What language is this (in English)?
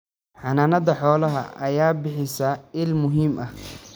Somali